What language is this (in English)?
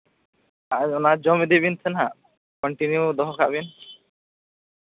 Santali